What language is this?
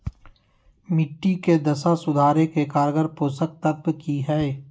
Magahi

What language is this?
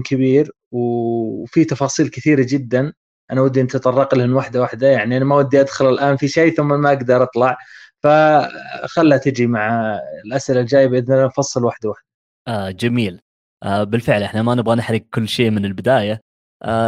Arabic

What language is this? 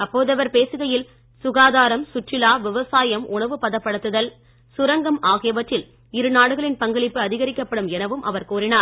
Tamil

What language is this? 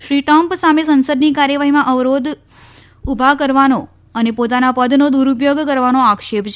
Gujarati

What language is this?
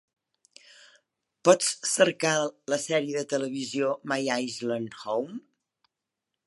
Catalan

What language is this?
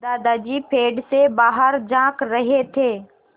Hindi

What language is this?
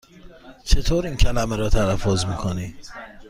Persian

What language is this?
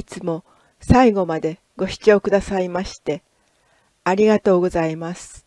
Japanese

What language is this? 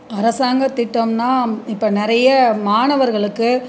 Tamil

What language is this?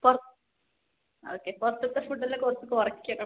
Malayalam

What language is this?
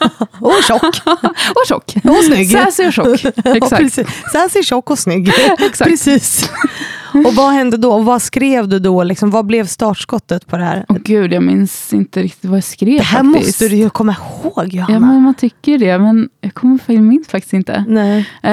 Swedish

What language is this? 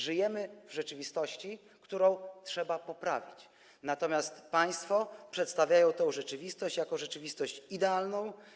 Polish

